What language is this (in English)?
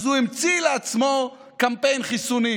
Hebrew